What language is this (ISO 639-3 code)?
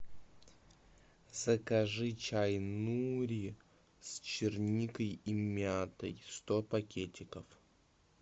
rus